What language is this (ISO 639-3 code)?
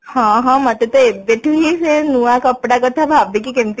ori